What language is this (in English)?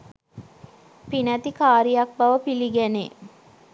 Sinhala